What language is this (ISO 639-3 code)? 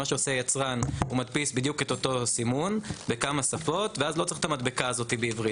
heb